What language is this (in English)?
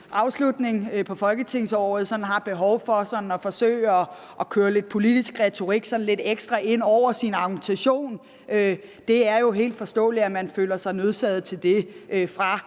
Danish